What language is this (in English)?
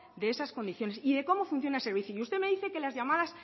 Spanish